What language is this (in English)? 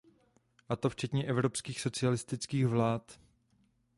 Czech